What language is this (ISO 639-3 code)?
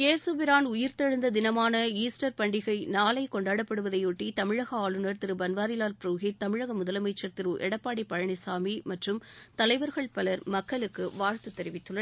tam